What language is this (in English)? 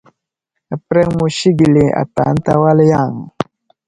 Wuzlam